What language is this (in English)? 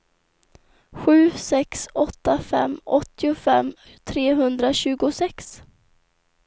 Swedish